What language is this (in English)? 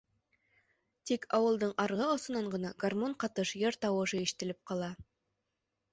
Bashkir